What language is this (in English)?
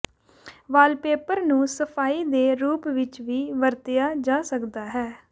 Punjabi